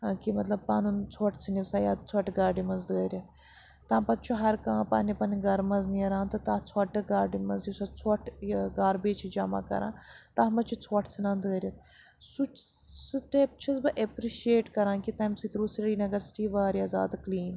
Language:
Kashmiri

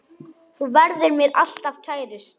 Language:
Icelandic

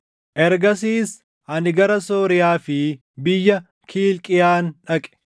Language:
Oromo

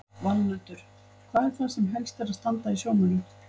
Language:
Icelandic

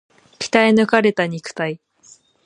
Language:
Japanese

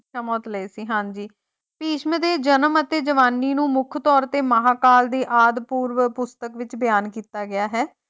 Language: Punjabi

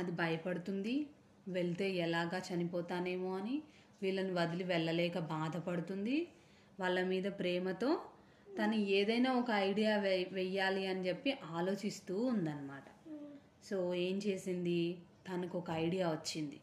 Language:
Telugu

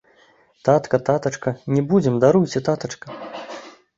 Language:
Belarusian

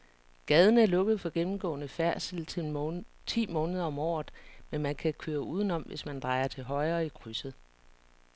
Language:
Danish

